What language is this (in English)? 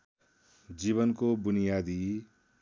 Nepali